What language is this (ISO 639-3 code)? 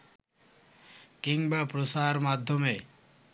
ben